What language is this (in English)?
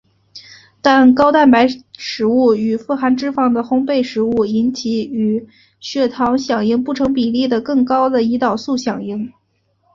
Chinese